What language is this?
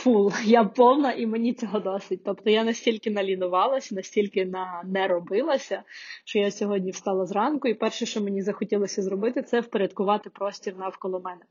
Ukrainian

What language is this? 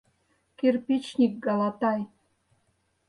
Mari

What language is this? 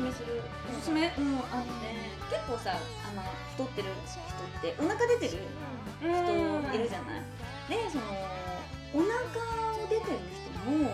Japanese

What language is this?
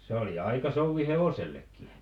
Finnish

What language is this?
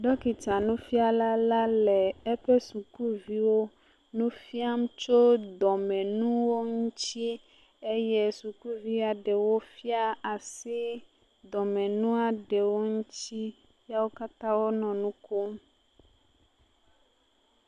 Ewe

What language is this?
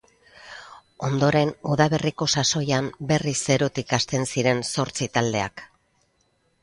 Basque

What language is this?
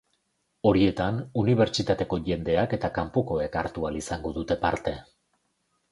Basque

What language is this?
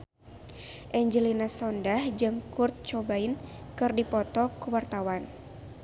Sundanese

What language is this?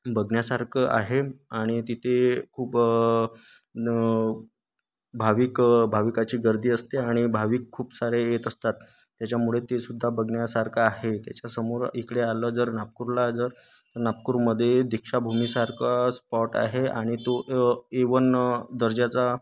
Marathi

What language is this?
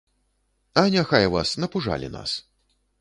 Belarusian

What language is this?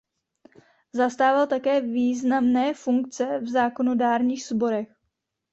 Czech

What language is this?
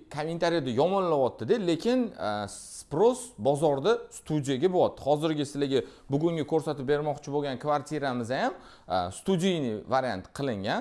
Turkish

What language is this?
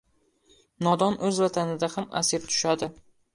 Uzbek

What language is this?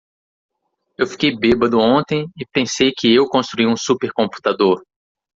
Portuguese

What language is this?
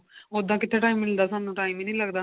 Punjabi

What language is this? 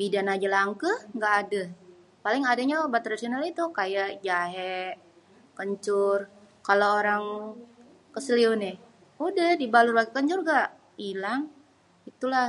Betawi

